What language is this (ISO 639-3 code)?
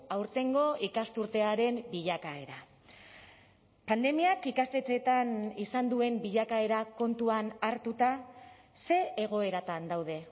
eus